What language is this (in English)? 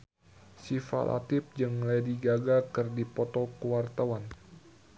Sundanese